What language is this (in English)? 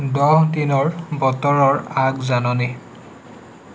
Assamese